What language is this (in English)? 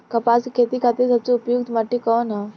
Bhojpuri